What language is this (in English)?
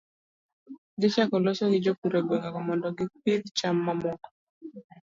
Luo (Kenya and Tanzania)